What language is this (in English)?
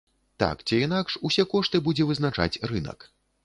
Belarusian